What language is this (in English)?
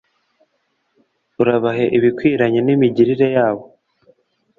Kinyarwanda